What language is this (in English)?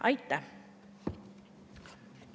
Estonian